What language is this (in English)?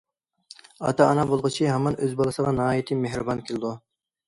Uyghur